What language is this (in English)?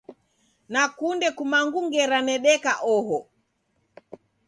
Taita